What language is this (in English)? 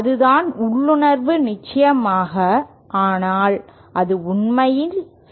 Tamil